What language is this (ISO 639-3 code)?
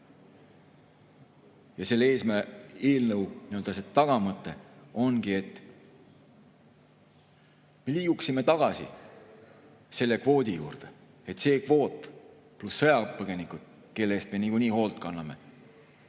est